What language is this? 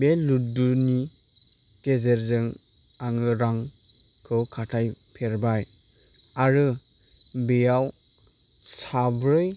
Bodo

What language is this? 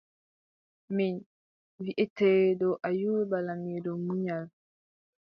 Adamawa Fulfulde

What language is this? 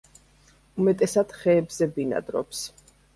Georgian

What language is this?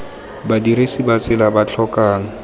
Tswana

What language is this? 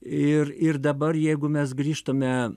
Lithuanian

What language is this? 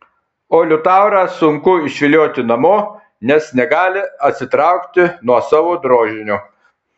Lithuanian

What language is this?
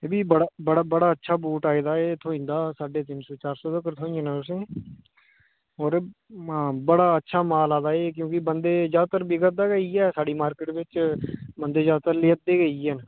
Dogri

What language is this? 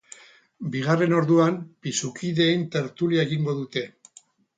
Basque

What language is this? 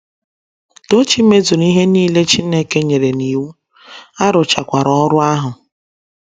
Igbo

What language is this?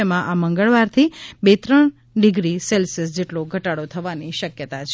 Gujarati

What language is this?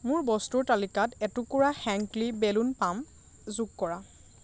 Assamese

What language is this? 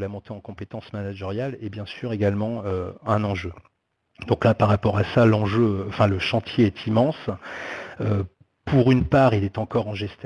French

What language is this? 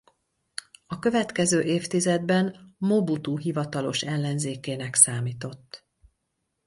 Hungarian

